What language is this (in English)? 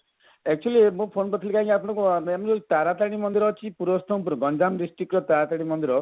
Odia